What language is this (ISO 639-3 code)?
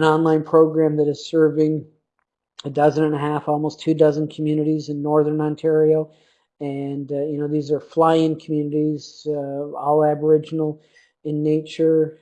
eng